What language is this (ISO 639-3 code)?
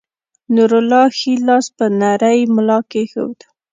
pus